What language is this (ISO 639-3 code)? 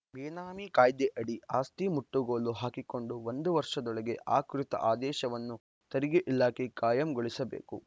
kan